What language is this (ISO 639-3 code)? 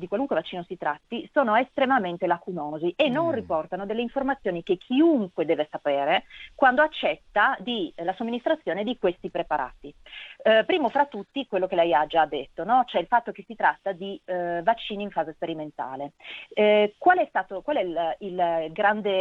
ita